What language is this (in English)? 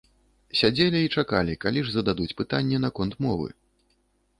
Belarusian